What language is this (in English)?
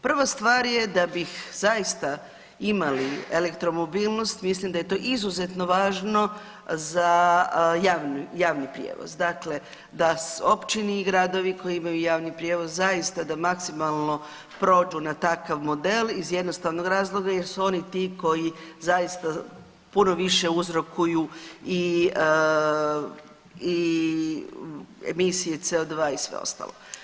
Croatian